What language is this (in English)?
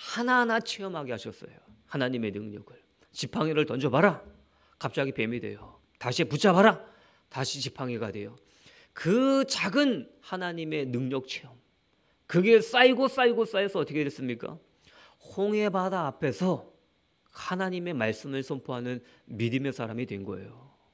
Korean